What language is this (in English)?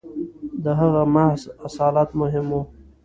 Pashto